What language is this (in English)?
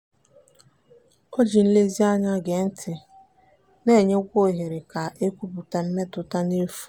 Igbo